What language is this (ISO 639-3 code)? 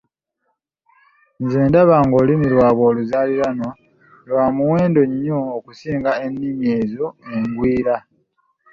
lug